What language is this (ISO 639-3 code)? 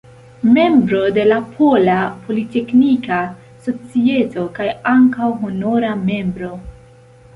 epo